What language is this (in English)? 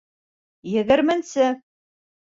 Bashkir